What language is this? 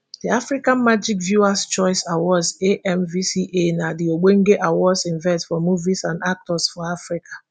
Nigerian Pidgin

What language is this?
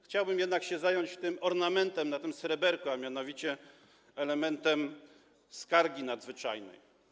Polish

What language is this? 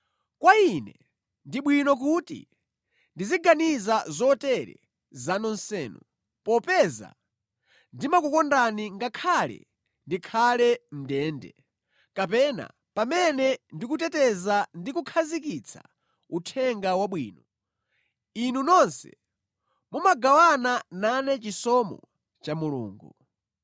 Nyanja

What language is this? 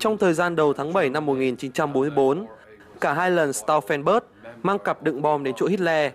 Vietnamese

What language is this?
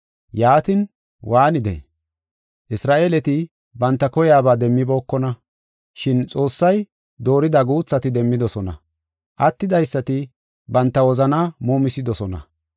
Gofa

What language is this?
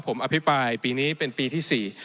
Thai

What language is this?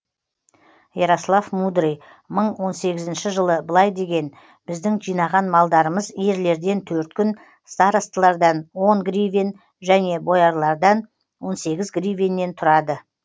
Kazakh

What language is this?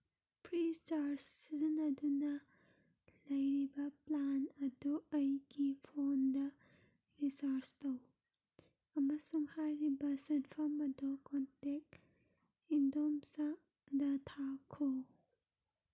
Manipuri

